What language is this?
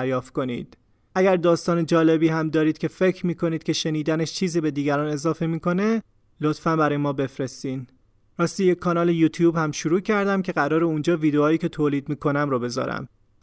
Persian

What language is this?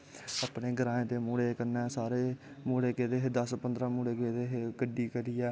Dogri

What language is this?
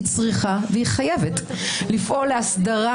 Hebrew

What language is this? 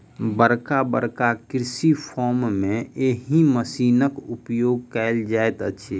Maithili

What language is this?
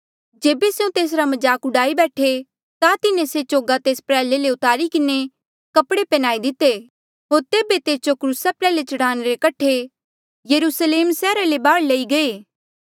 Mandeali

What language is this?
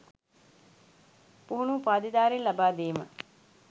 Sinhala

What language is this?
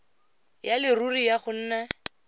Tswana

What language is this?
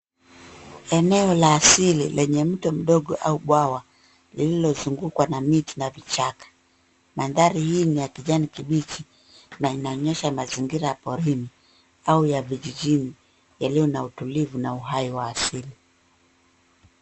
Swahili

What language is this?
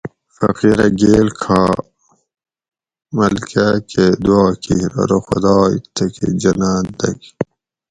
Gawri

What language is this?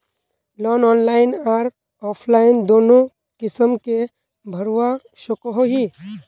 Magahi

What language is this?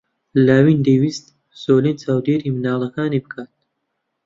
Central Kurdish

